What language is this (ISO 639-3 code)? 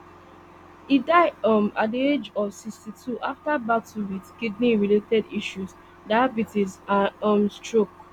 pcm